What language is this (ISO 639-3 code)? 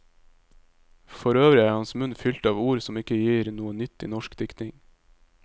nor